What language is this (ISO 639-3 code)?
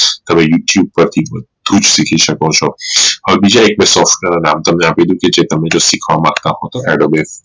guj